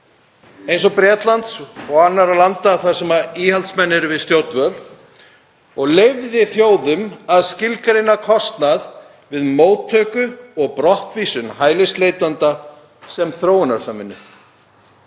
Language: Icelandic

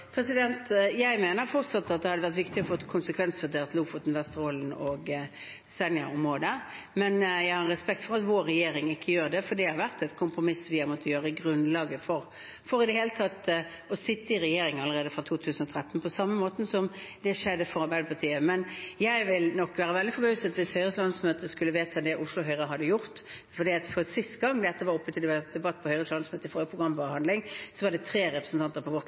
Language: Norwegian Bokmål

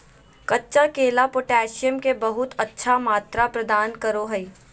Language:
Magahi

